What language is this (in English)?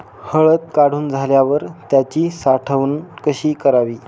Marathi